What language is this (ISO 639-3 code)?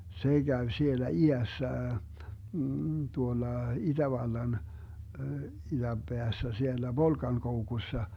fin